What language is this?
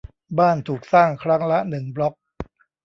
Thai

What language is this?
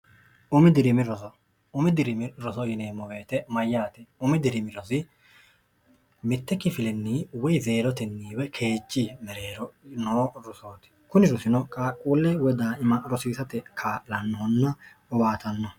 Sidamo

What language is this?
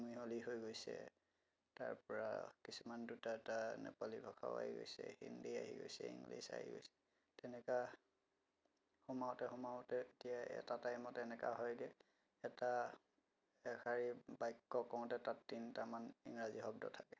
Assamese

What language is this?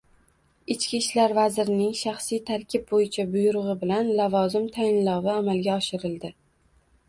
Uzbek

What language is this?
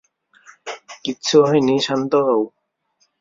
Bangla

